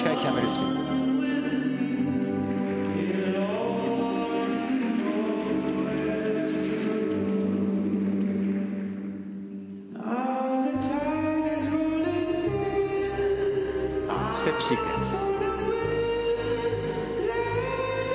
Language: Japanese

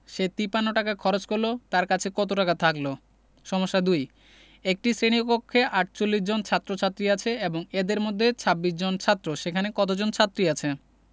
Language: Bangla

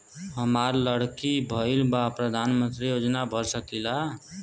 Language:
Bhojpuri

